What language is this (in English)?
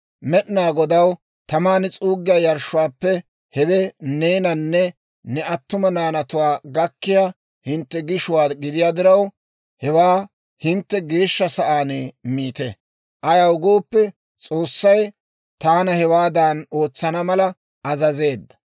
Dawro